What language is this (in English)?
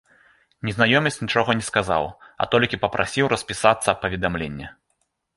Belarusian